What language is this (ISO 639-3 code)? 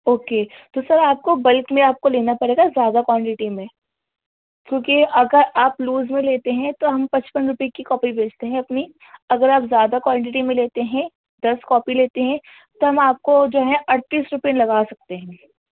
urd